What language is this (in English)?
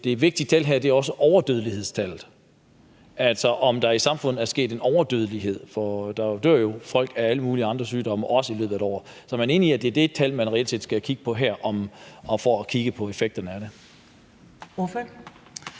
Danish